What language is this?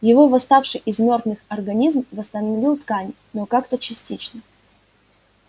Russian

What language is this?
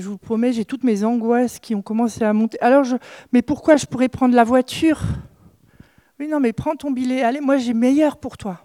French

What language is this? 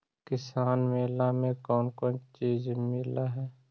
Magahi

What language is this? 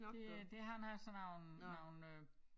Danish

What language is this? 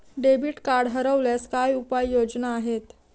Marathi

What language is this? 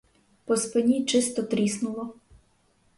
Ukrainian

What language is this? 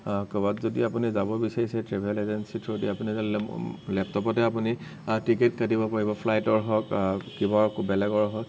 Assamese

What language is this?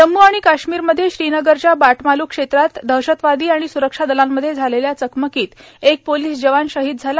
Marathi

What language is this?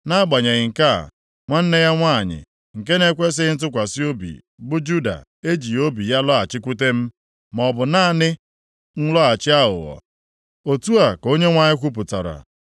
Igbo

